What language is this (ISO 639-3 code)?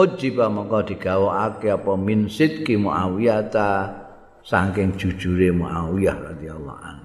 ind